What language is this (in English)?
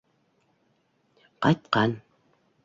Bashkir